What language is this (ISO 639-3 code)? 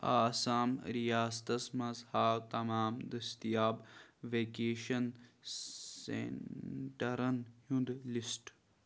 kas